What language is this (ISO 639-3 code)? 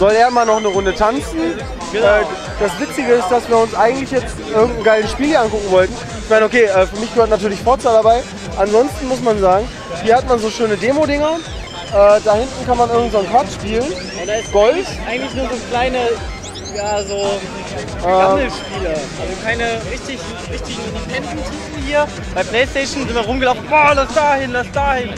deu